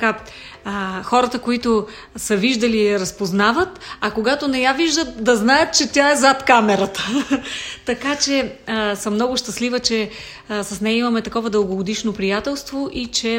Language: Bulgarian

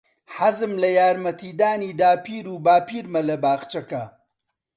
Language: Central Kurdish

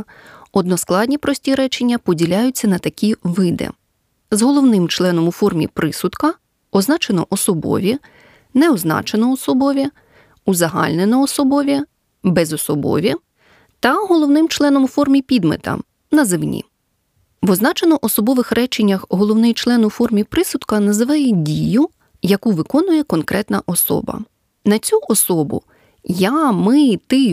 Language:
Ukrainian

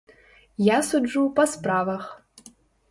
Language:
Belarusian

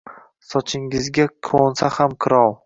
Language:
Uzbek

